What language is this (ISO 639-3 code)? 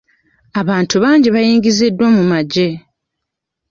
lug